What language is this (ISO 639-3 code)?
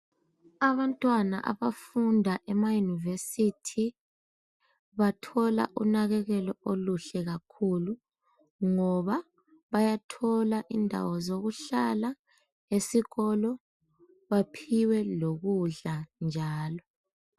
nde